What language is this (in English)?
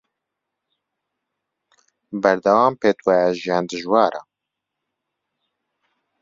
Central Kurdish